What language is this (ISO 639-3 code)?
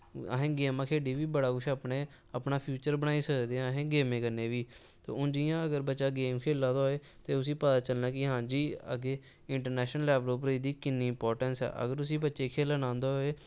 doi